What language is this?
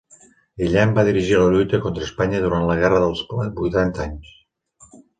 Catalan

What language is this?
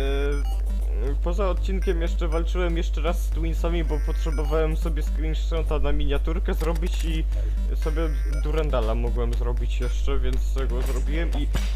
Polish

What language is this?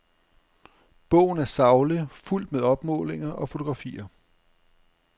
Danish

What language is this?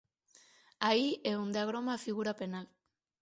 Galician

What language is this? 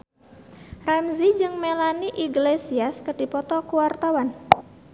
Sundanese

